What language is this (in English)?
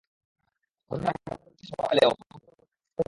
Bangla